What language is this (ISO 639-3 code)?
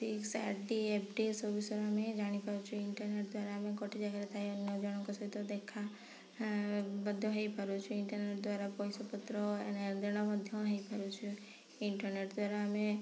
ori